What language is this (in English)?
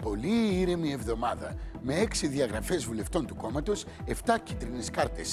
Greek